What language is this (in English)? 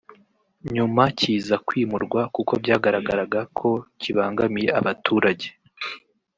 Kinyarwanda